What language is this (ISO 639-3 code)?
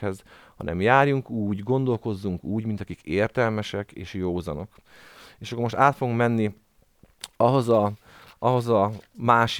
hun